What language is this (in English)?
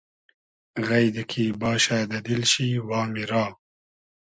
Hazaragi